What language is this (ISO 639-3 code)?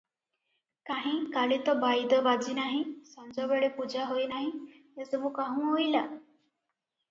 ori